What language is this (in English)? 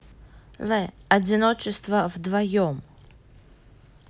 Russian